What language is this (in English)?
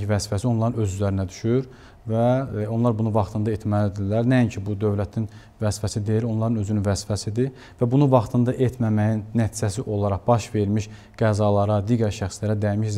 Turkish